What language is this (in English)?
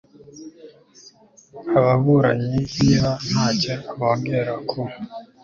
Kinyarwanda